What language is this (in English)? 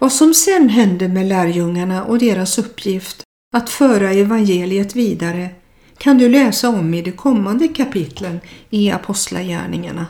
Swedish